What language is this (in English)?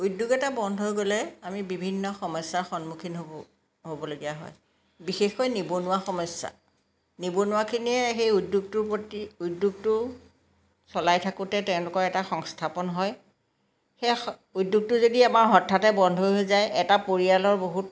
Assamese